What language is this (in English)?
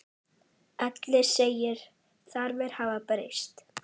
Icelandic